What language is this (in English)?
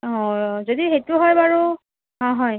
Assamese